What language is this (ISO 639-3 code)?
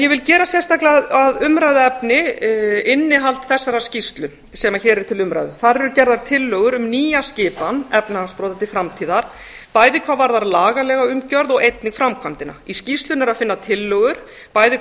isl